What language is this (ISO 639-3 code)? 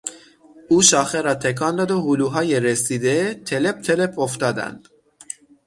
fas